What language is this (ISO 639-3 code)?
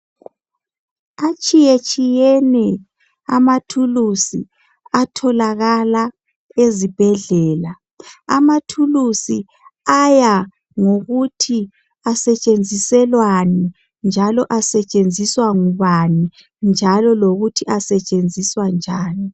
nde